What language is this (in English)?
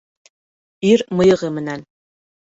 Bashkir